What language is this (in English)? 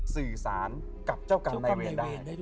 Thai